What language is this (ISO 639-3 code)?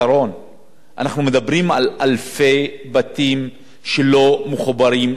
heb